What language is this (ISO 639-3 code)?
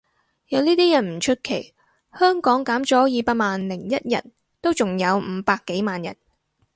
yue